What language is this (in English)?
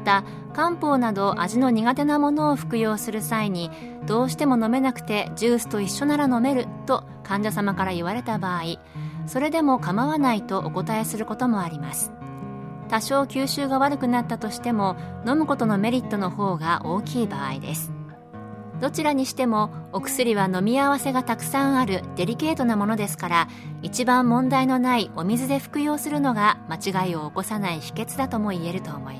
Japanese